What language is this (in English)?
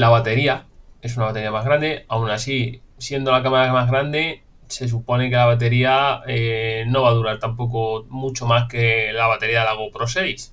Spanish